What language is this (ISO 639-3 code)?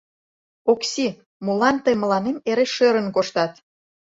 chm